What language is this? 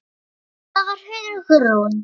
Icelandic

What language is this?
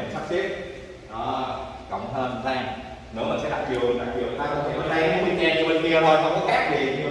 Vietnamese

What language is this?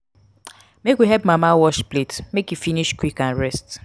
Nigerian Pidgin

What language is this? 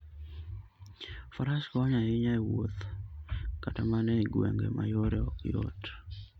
Luo (Kenya and Tanzania)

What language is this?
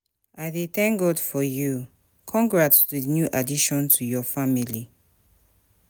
Nigerian Pidgin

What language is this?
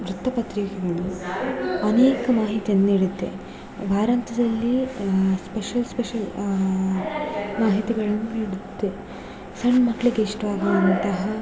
Kannada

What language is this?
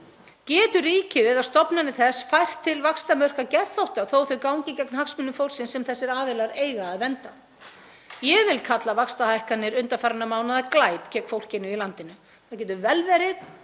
Icelandic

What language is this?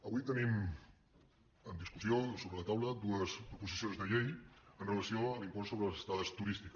Catalan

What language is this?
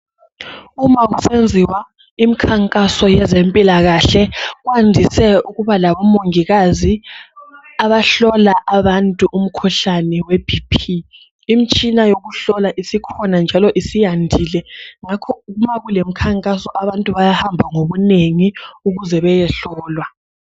North Ndebele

